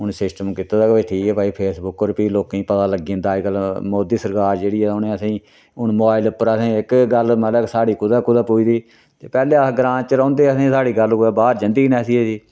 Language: Dogri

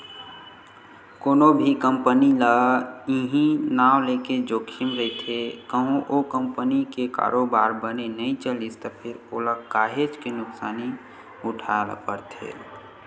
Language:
Chhattisgarhi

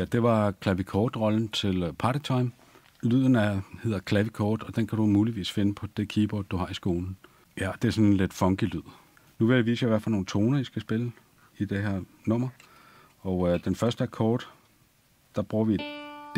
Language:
Danish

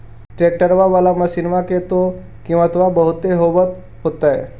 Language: Magahi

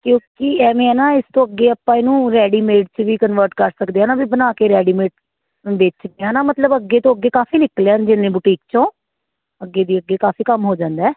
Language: Punjabi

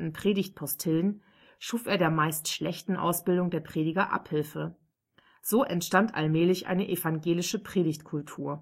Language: German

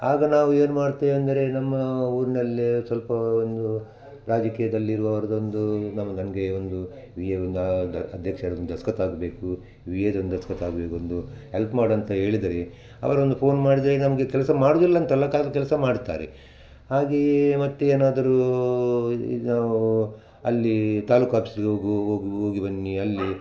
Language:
Kannada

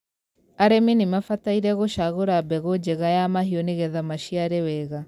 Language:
Kikuyu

